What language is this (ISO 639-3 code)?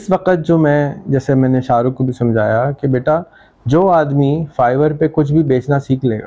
urd